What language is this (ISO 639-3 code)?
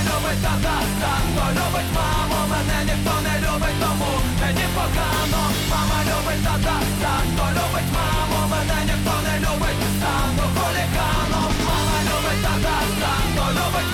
ukr